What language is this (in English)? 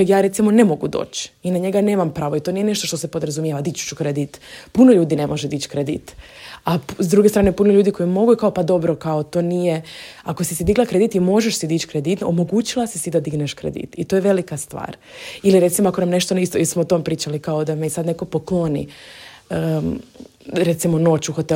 Croatian